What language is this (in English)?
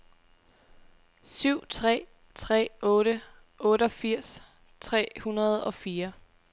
Danish